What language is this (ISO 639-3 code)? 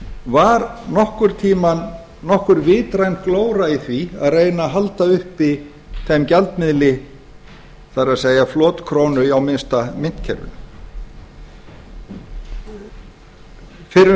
isl